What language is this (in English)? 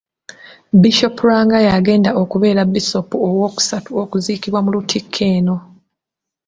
Ganda